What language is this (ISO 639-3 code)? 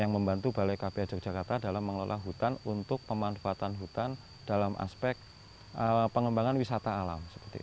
ind